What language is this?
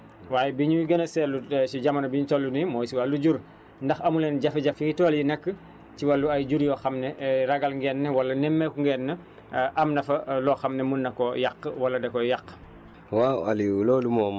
Wolof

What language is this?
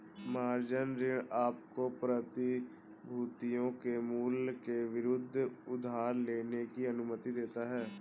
Hindi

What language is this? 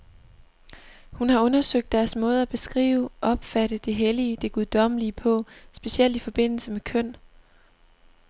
Danish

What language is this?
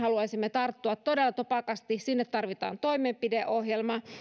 Finnish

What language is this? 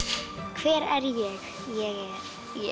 Icelandic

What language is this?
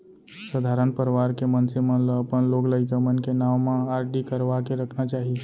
Chhattisgarhi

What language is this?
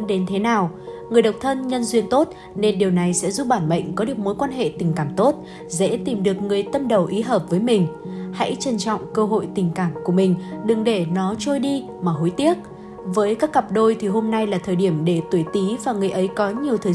Vietnamese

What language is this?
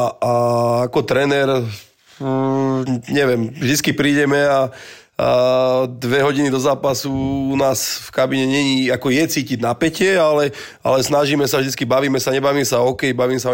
Slovak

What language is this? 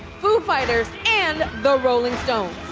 English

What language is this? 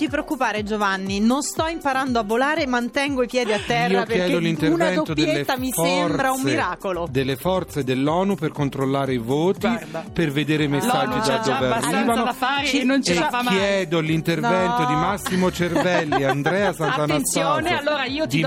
Italian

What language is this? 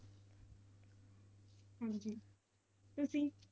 Punjabi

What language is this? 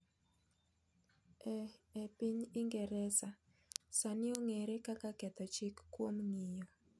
Luo (Kenya and Tanzania)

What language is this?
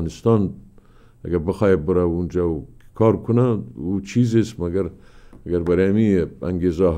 Persian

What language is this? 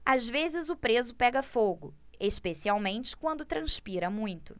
Portuguese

